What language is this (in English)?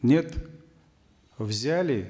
Kazakh